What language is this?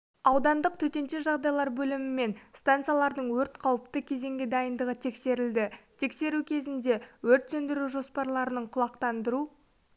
Kazakh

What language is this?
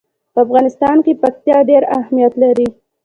Pashto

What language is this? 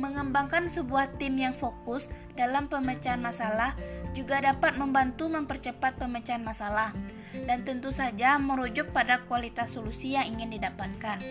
Indonesian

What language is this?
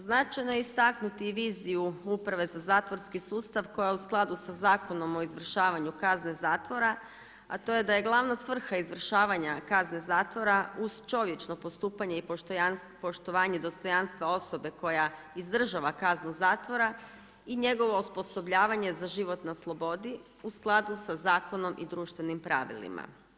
Croatian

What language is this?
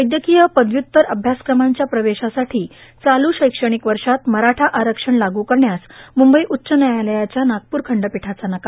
Marathi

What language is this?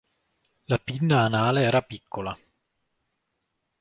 Italian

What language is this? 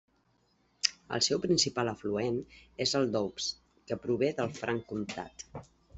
Catalan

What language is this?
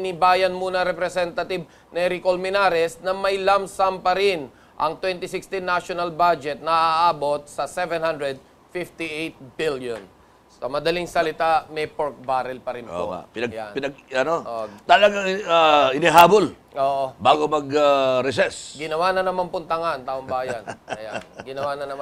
Filipino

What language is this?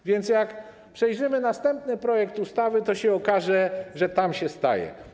Polish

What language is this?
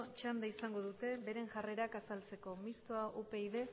Basque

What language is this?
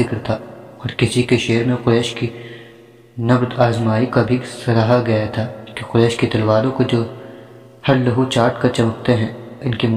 Urdu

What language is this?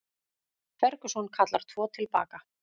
Icelandic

